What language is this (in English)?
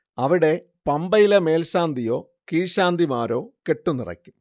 Malayalam